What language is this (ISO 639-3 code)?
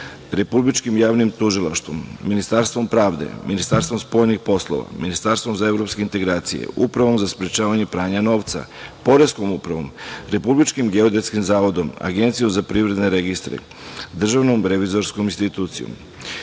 srp